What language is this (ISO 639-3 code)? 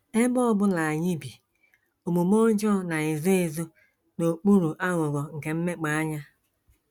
ibo